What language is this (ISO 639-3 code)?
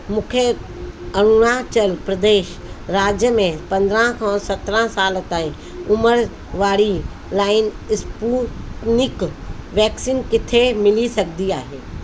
snd